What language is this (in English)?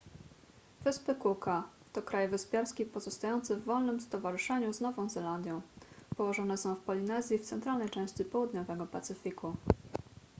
Polish